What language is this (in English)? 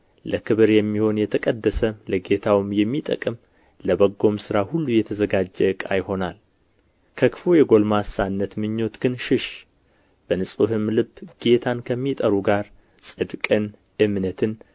Amharic